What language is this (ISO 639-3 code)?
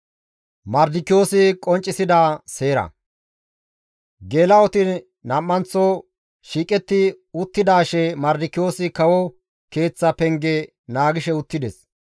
gmv